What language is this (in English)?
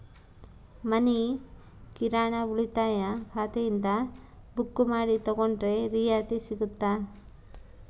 Kannada